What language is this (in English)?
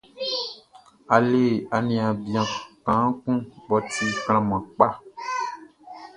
Baoulé